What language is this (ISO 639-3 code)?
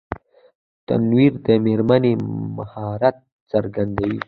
pus